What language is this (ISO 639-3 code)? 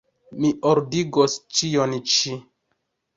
epo